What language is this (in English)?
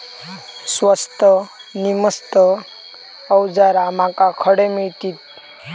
Marathi